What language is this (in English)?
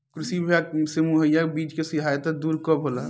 Bhojpuri